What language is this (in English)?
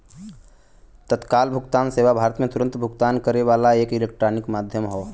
Bhojpuri